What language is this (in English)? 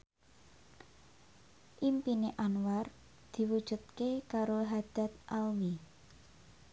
Javanese